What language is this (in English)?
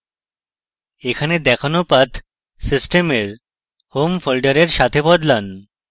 Bangla